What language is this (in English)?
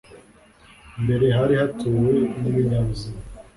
Kinyarwanda